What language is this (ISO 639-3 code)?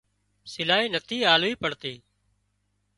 kxp